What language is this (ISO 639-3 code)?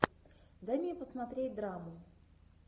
rus